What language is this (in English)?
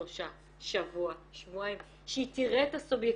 Hebrew